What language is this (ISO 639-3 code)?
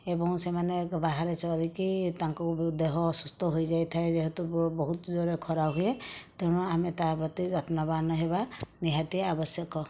ori